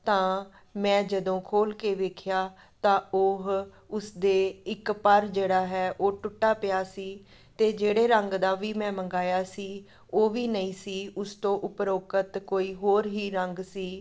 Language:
Punjabi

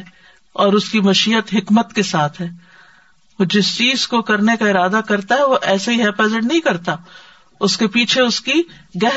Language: Urdu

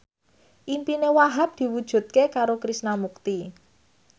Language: Javanese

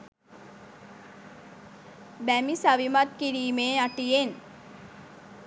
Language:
Sinhala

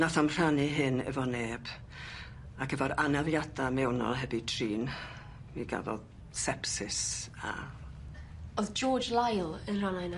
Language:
Welsh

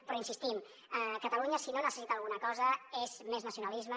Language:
Catalan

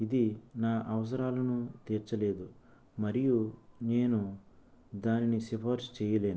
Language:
Telugu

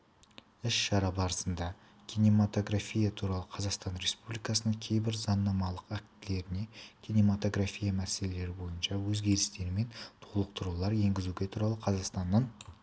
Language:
Kazakh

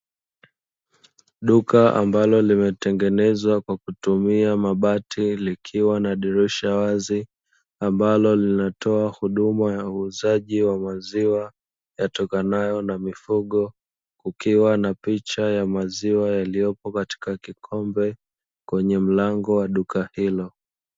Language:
Swahili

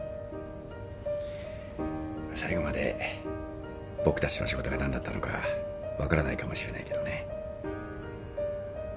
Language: Japanese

